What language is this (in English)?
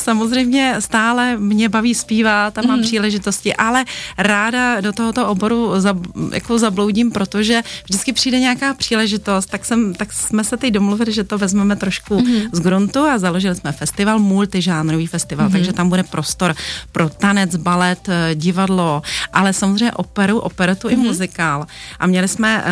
Czech